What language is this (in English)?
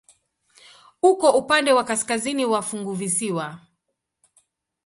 Swahili